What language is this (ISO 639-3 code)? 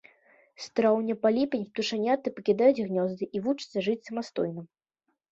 bel